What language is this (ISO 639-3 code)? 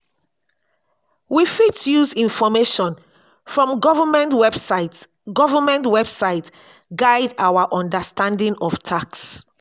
pcm